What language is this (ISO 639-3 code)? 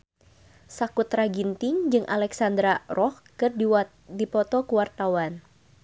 sun